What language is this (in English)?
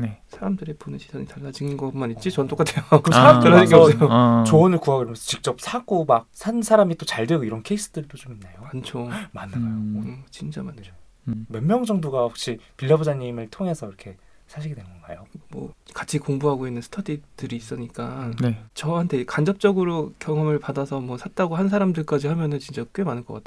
Korean